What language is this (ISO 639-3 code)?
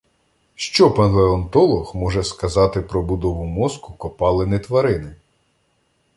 ukr